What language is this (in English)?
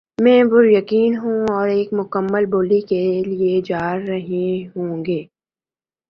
Urdu